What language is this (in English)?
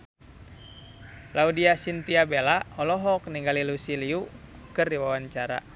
Sundanese